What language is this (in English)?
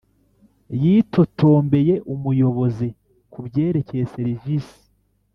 Kinyarwanda